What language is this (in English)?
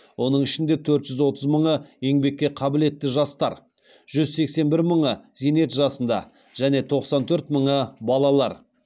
Kazakh